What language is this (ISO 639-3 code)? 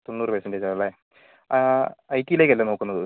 mal